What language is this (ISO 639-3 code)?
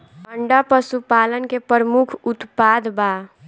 bho